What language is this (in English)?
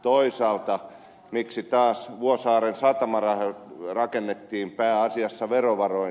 Finnish